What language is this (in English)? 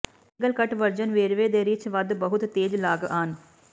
Punjabi